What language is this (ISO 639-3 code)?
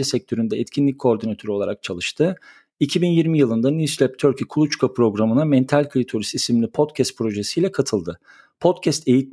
tur